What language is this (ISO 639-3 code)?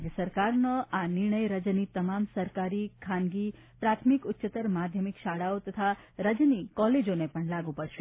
guj